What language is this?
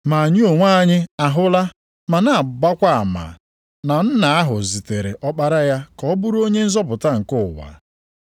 Igbo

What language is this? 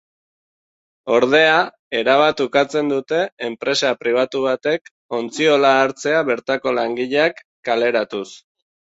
Basque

